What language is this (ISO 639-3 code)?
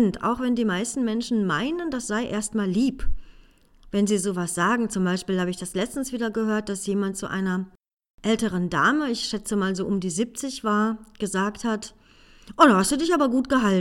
deu